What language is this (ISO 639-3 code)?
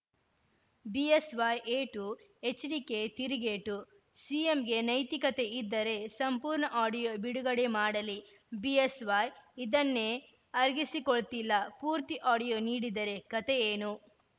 kan